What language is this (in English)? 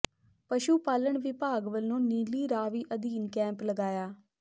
Punjabi